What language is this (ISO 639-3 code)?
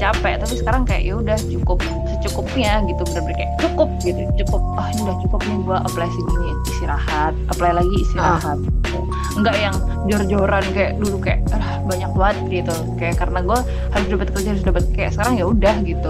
ind